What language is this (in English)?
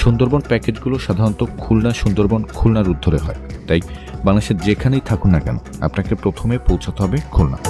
Romanian